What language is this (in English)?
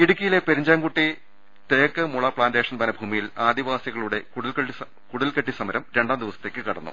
Malayalam